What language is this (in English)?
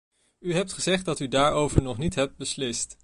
Dutch